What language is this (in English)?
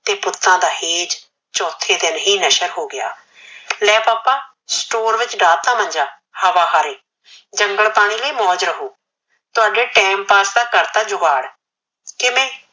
Punjabi